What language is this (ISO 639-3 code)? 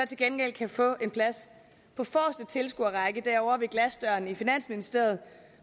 dan